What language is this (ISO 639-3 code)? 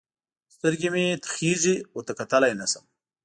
pus